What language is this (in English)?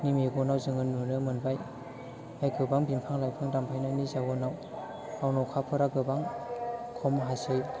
Bodo